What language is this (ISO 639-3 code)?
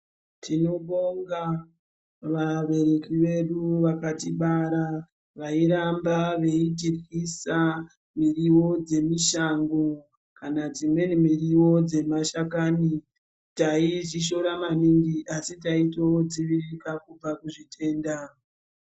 ndc